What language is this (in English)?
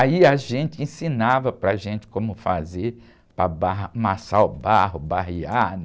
Portuguese